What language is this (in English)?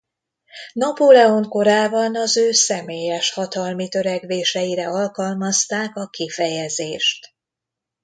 Hungarian